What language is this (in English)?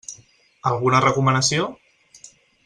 Catalan